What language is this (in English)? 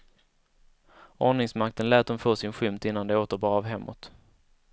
Swedish